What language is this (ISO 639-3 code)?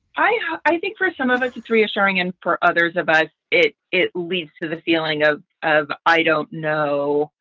eng